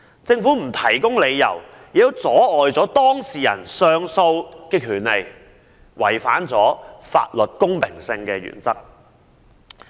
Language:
Cantonese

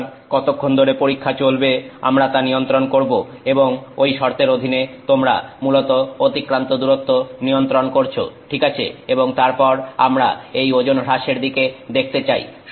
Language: Bangla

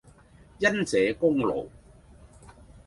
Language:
Cantonese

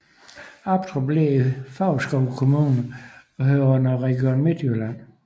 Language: Danish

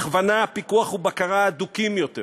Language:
Hebrew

